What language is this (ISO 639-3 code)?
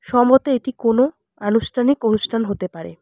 ben